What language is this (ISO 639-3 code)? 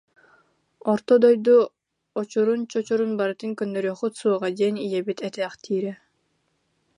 sah